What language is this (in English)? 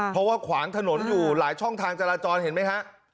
Thai